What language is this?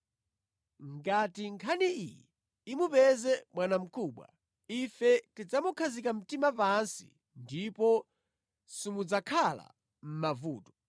Nyanja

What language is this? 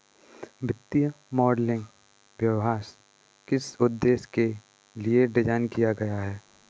Hindi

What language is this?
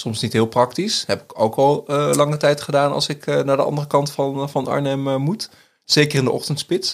Dutch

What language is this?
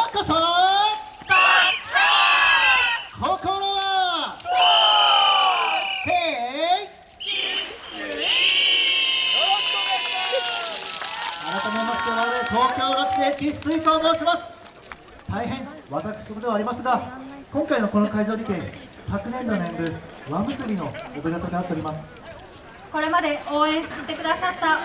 Japanese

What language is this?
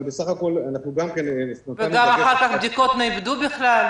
Hebrew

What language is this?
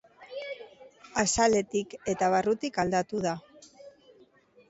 Basque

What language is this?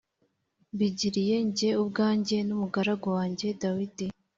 Kinyarwanda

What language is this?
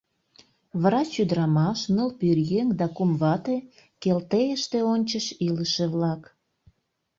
Mari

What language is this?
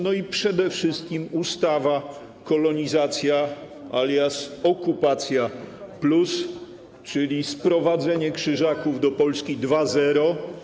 Polish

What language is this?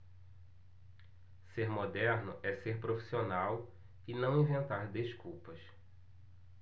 Portuguese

